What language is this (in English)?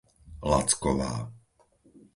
Slovak